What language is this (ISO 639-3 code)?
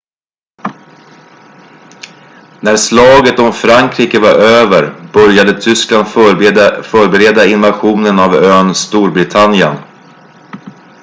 swe